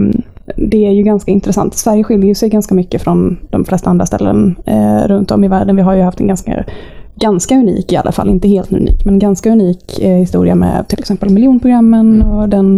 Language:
Swedish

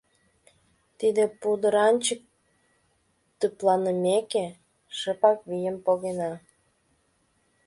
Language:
Mari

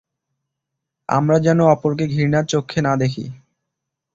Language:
Bangla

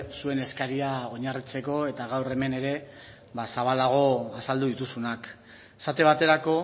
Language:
Basque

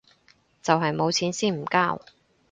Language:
Cantonese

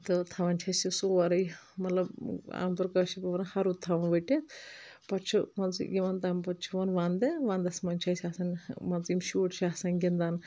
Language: Kashmiri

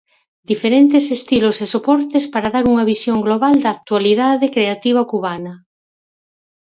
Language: Galician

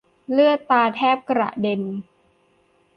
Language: Thai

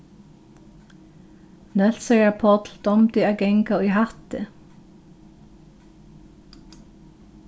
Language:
Faroese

